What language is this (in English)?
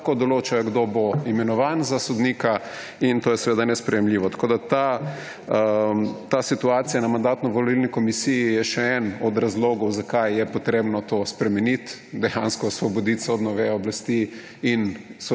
Slovenian